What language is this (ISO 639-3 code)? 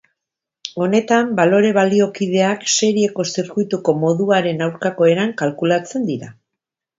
eus